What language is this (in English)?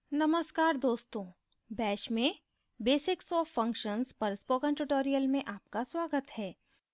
Hindi